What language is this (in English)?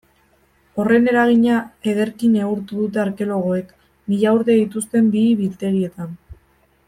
Basque